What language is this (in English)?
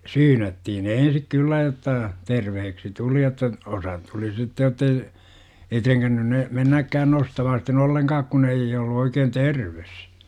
Finnish